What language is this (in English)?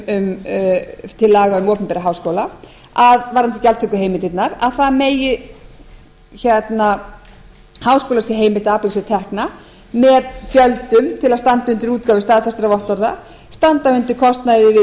Icelandic